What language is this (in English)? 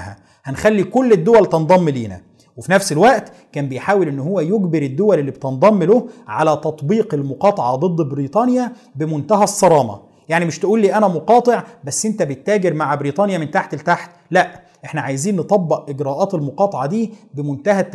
Arabic